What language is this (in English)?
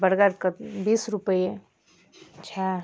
Maithili